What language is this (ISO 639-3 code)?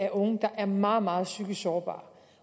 dan